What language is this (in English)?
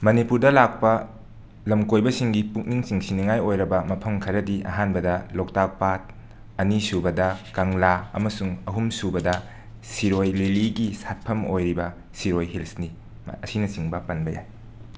Manipuri